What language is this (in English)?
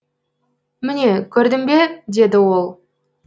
Kazakh